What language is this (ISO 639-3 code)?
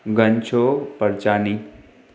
snd